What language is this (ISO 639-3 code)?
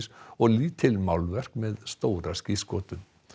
isl